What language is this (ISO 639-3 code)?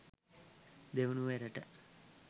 sin